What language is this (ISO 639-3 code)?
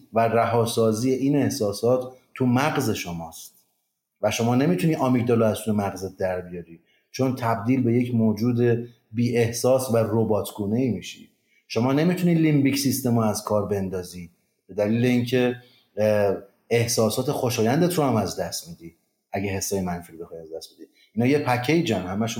fas